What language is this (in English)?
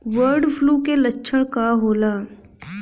Bhojpuri